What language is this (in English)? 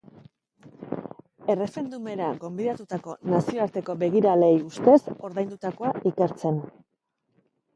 Basque